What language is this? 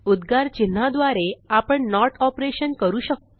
Marathi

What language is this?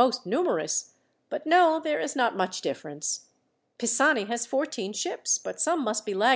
English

